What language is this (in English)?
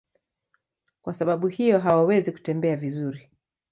Swahili